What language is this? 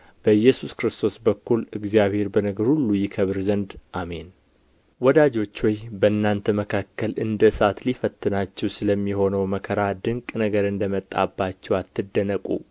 Amharic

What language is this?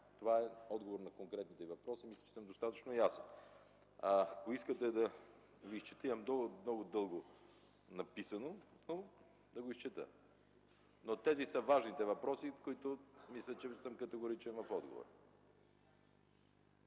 Bulgarian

